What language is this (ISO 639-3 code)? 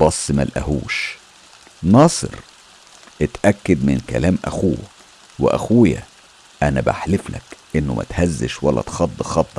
ara